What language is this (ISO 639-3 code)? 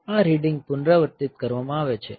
guj